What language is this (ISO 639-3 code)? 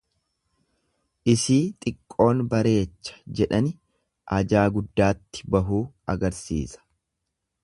orm